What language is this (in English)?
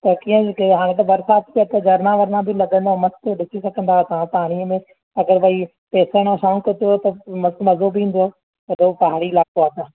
Sindhi